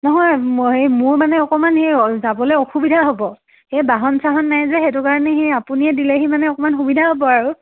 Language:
Assamese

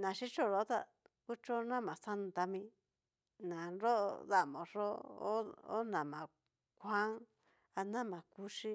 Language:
Cacaloxtepec Mixtec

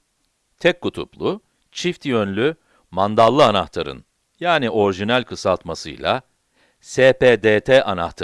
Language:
Turkish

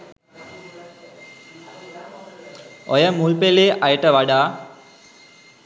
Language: Sinhala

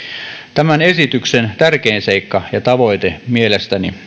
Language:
Finnish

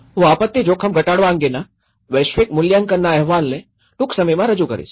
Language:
Gujarati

